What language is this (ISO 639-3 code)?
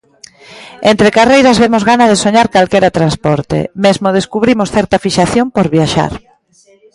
glg